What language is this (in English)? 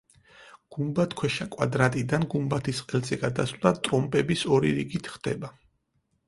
Georgian